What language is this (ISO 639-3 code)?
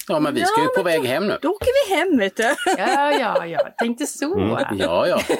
swe